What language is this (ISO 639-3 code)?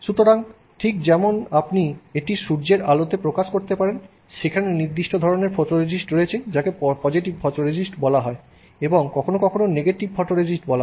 ben